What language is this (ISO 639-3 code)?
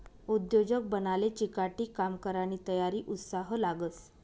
mar